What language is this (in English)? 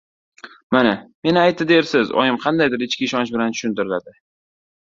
Uzbek